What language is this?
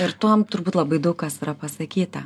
Lithuanian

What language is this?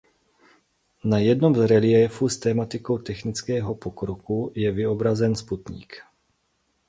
Czech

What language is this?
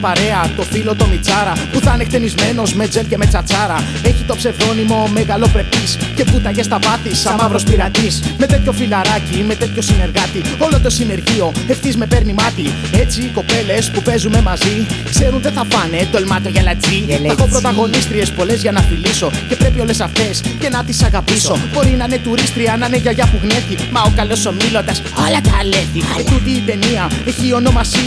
Greek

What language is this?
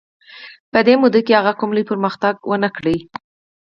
Pashto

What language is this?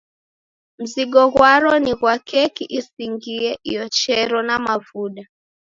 Taita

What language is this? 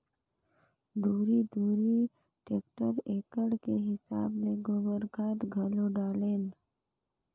Chhattisgarhi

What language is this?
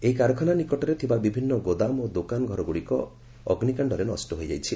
Odia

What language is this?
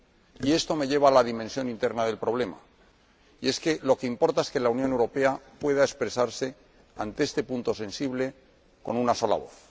Spanish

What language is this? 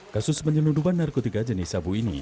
Indonesian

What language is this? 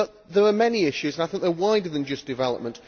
English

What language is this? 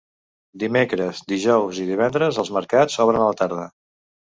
Catalan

